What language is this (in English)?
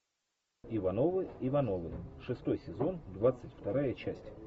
Russian